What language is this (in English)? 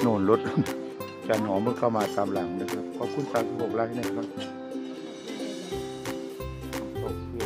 Thai